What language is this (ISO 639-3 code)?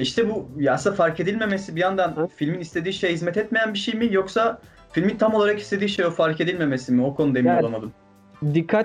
tur